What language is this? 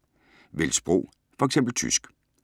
Danish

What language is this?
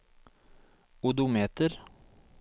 Norwegian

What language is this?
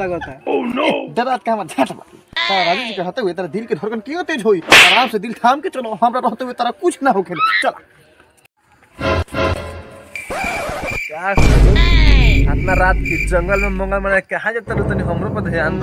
Arabic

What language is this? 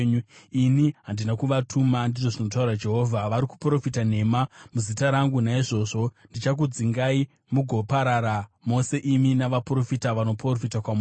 Shona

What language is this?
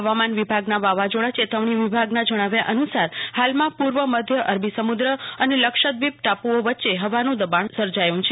Gujarati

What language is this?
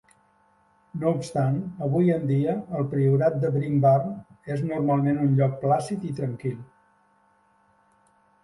Catalan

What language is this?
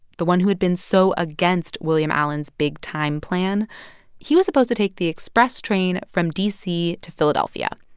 English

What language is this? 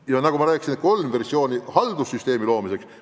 Estonian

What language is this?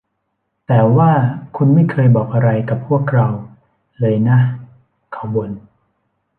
Thai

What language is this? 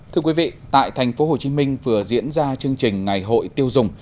Vietnamese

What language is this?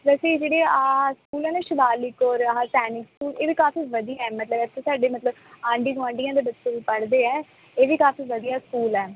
Punjabi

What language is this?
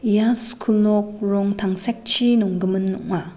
Garo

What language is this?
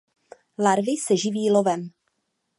Czech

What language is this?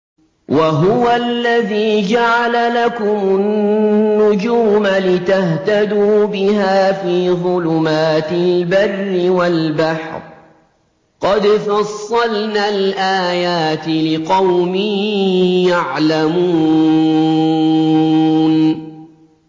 Arabic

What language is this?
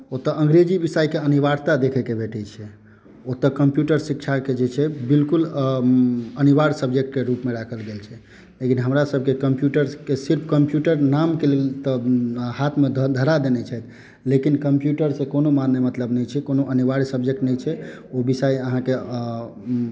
Maithili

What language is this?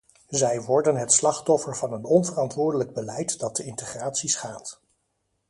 Dutch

